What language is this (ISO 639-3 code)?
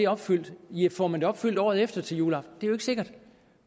dan